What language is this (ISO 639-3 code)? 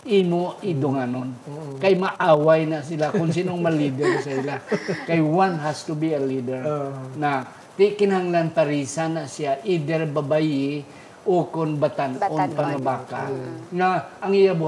fil